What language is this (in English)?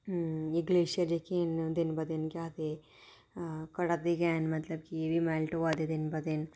Dogri